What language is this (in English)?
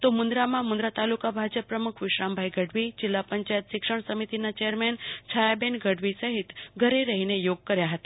Gujarati